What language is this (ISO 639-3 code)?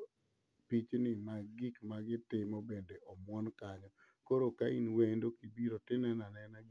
luo